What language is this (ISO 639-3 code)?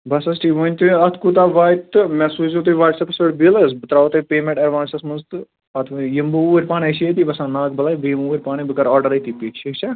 kas